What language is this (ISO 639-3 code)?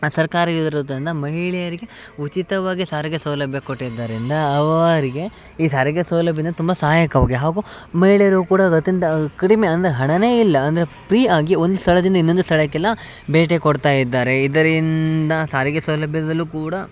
kan